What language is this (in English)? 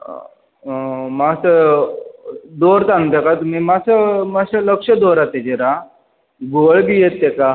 Konkani